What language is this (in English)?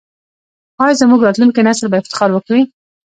Pashto